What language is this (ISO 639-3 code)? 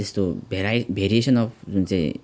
nep